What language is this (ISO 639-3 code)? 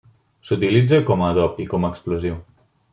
cat